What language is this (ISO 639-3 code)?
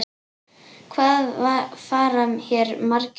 isl